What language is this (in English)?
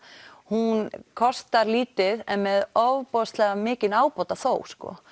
Icelandic